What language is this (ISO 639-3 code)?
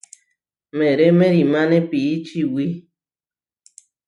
var